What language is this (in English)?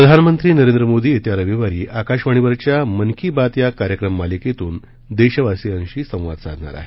Marathi